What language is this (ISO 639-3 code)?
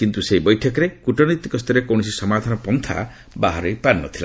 ori